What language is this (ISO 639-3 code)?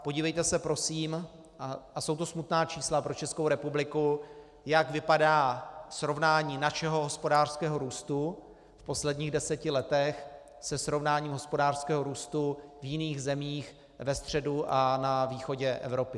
ces